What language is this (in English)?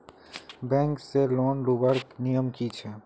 Magahi